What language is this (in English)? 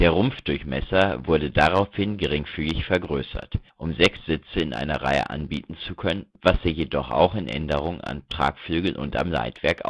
German